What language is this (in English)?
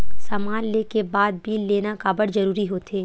Chhattisgarhi